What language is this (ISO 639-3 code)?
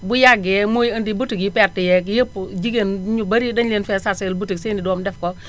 wol